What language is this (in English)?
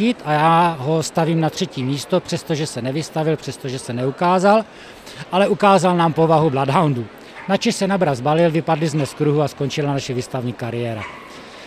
Czech